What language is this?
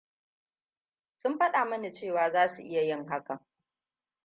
Hausa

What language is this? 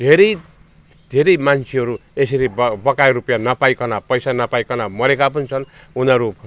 Nepali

